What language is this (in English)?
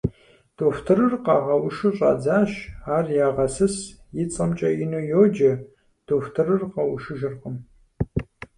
Kabardian